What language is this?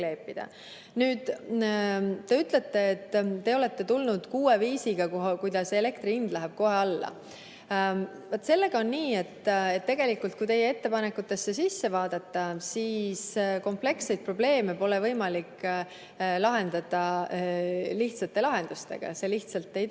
Estonian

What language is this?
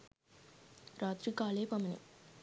Sinhala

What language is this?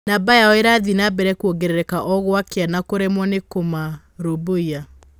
Kikuyu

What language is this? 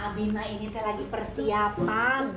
Indonesian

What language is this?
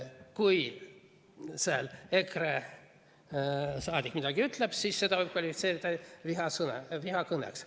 Estonian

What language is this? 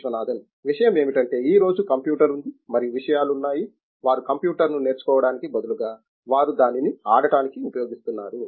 Telugu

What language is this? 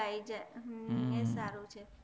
Gujarati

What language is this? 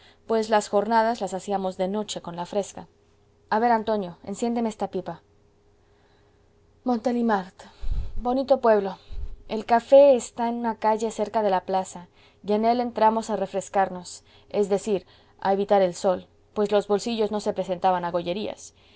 Spanish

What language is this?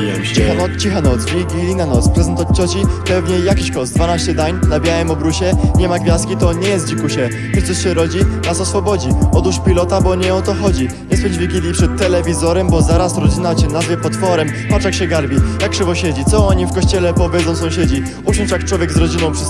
Polish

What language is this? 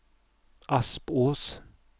Swedish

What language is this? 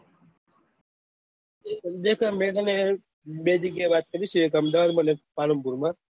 Gujarati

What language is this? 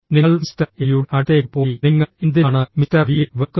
Malayalam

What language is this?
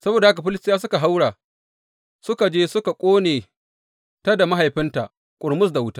Hausa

